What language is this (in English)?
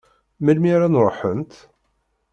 Kabyle